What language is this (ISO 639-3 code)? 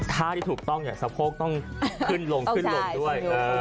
tha